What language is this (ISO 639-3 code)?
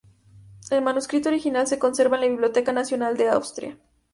spa